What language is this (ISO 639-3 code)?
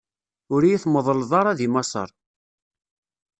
kab